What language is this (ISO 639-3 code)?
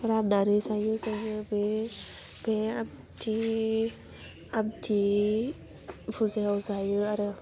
brx